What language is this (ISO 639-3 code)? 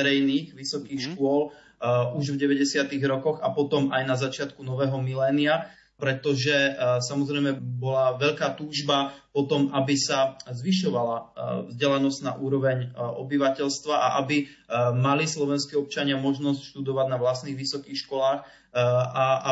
slk